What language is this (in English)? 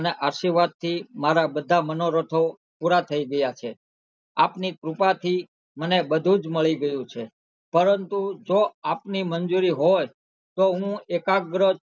Gujarati